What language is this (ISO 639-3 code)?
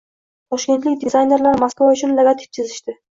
uzb